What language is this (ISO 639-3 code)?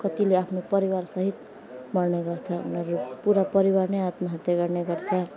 nep